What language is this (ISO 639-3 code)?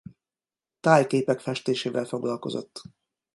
hun